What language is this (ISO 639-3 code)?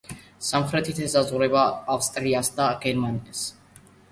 kat